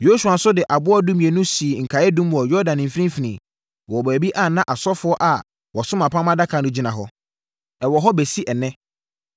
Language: Akan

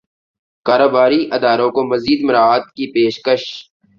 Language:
Urdu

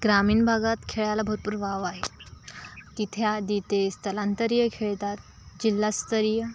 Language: Marathi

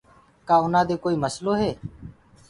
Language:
Gurgula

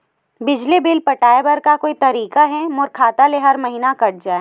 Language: Chhattisgarhi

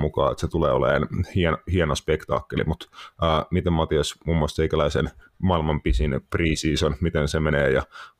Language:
Finnish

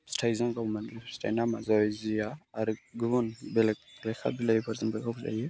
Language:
Bodo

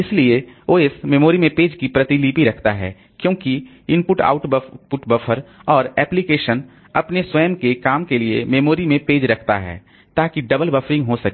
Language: Hindi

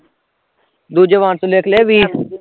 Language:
Punjabi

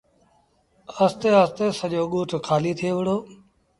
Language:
Sindhi Bhil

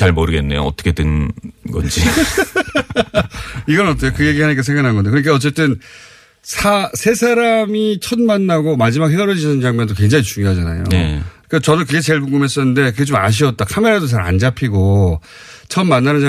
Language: Korean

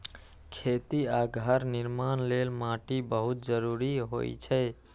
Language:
Maithili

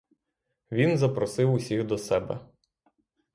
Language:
Ukrainian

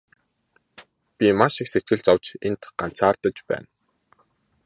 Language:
Mongolian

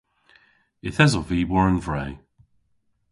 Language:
Cornish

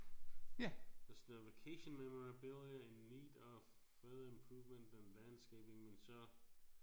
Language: Danish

